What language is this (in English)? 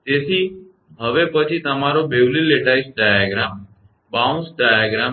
Gujarati